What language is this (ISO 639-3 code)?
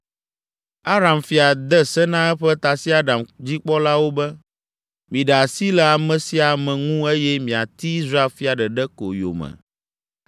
ewe